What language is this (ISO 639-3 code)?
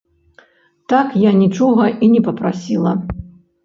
bel